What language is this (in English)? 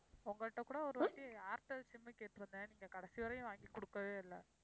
Tamil